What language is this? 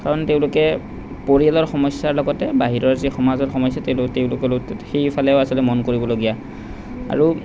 Assamese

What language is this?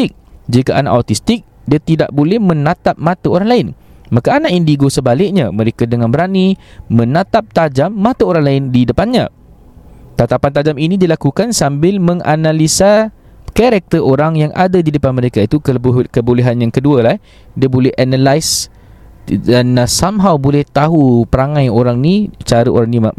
Malay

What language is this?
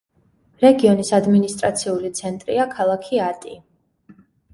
Georgian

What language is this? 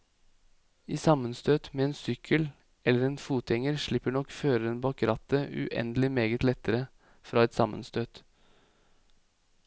Norwegian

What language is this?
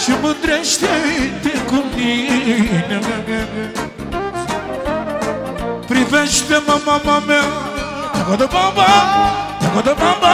Romanian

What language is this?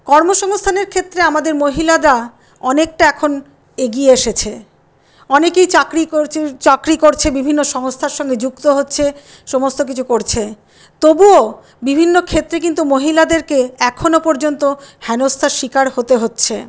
Bangla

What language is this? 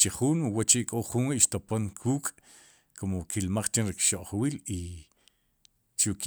Sipacapense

